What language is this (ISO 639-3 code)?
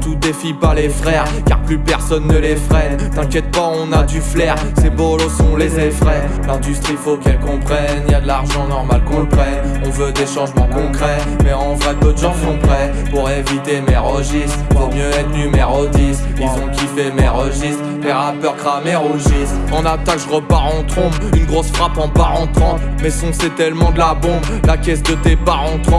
fra